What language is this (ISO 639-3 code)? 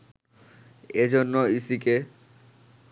ben